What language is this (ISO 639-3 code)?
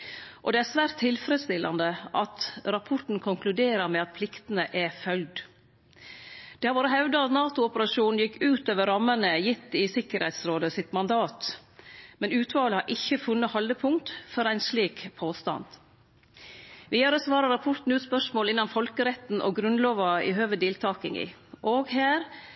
nno